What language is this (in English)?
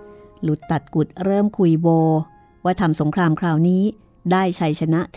Thai